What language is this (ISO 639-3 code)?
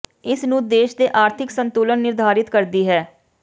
pan